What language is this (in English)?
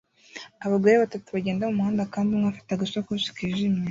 Kinyarwanda